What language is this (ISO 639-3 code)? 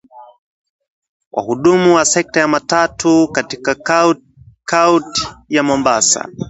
swa